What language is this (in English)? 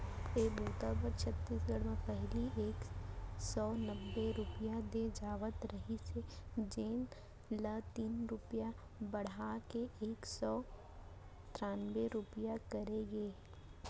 Chhattisgarhi